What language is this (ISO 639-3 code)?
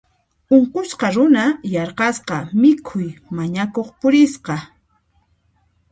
qxp